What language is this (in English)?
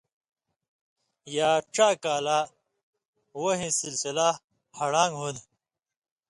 Indus Kohistani